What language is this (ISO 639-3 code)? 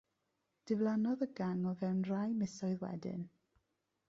cym